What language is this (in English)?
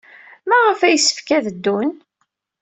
Kabyle